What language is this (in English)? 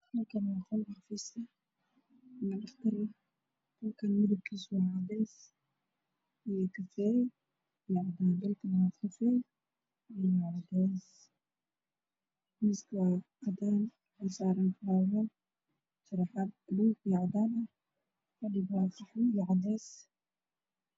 Somali